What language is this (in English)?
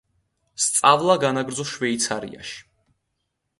Georgian